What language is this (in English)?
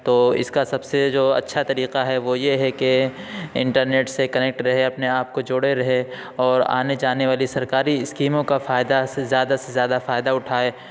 Urdu